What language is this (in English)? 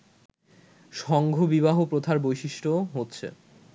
Bangla